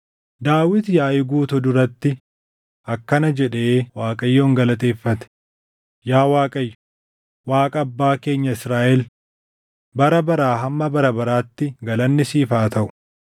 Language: Oromo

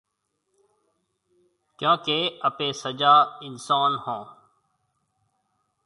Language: Marwari (Pakistan)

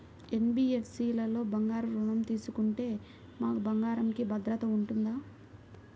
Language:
Telugu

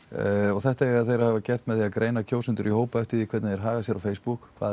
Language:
Icelandic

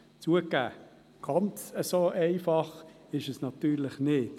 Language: Swiss German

